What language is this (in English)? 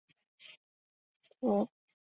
Chinese